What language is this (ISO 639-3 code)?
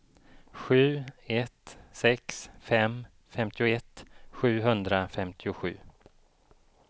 swe